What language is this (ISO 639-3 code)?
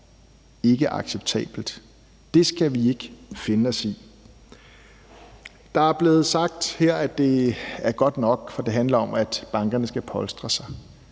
dan